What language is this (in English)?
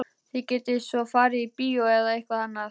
Icelandic